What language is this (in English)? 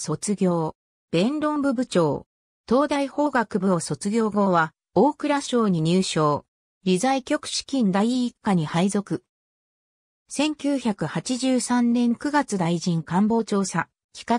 Japanese